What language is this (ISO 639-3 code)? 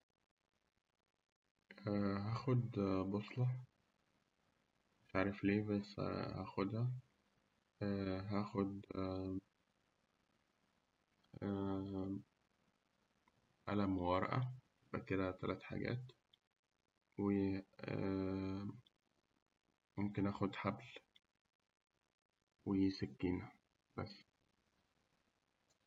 arz